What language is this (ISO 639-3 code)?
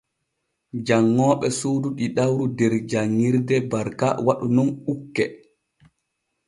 fue